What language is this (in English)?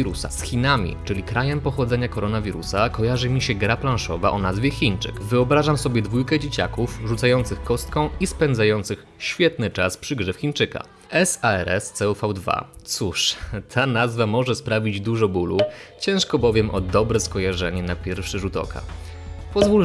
Polish